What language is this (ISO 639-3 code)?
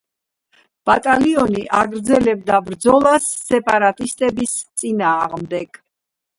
kat